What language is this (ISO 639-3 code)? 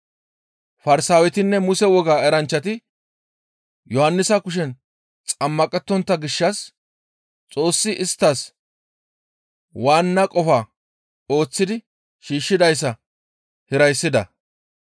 gmv